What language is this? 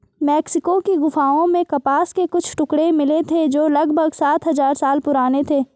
Hindi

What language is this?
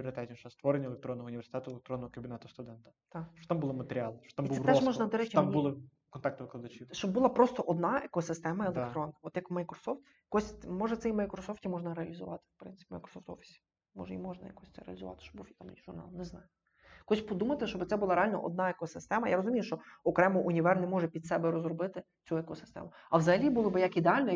Ukrainian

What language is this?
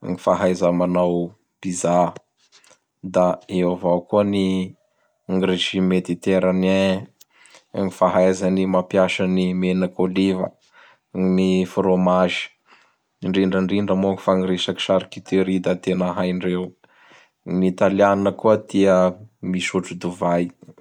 Bara Malagasy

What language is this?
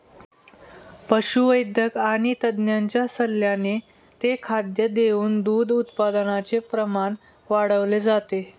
Marathi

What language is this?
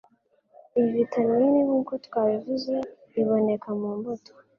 Kinyarwanda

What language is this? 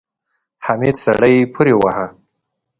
Pashto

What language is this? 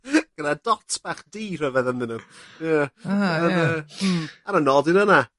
Welsh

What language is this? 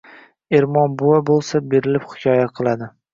Uzbek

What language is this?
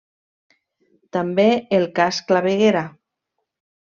Catalan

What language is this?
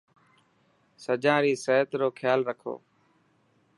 Dhatki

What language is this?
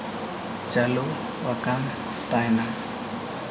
Santali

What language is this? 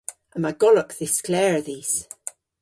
Cornish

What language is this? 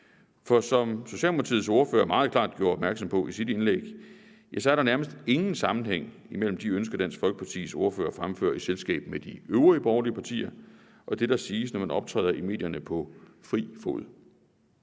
Danish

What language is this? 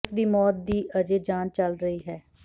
Punjabi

